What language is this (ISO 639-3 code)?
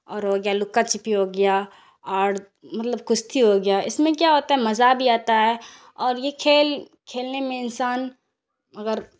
urd